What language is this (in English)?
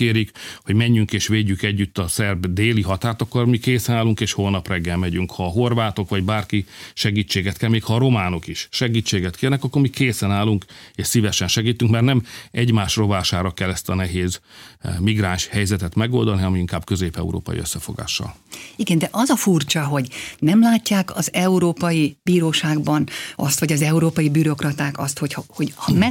Hungarian